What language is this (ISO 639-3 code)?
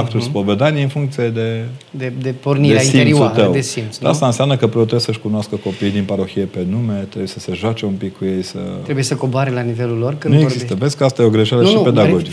ron